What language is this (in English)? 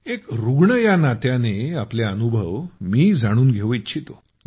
Marathi